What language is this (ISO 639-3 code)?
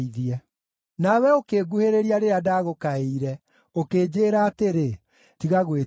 kik